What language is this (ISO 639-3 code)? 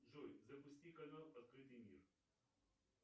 rus